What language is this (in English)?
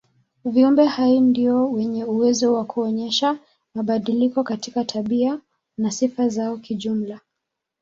Swahili